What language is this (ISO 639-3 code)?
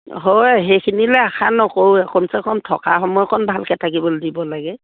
asm